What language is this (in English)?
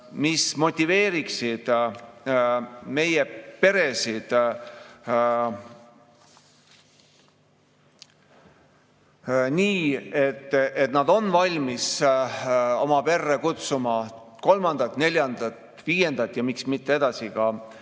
Estonian